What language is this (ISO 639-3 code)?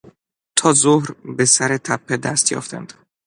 fas